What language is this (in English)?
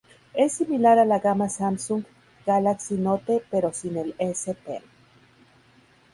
Spanish